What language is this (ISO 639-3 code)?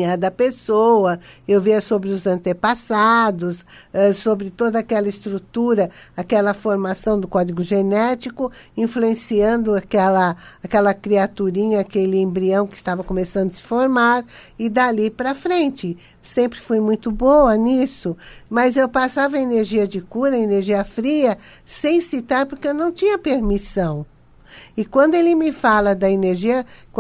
por